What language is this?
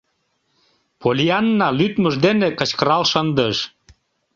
Mari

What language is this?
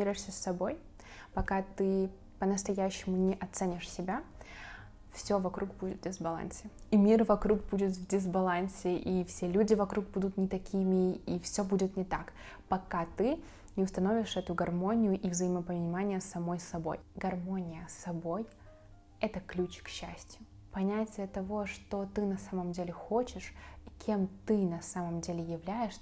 Russian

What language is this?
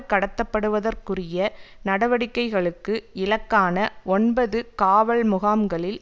Tamil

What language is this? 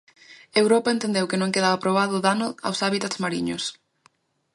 Galician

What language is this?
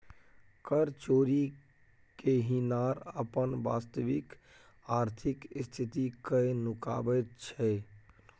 Maithili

